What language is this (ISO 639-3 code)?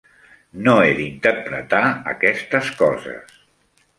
cat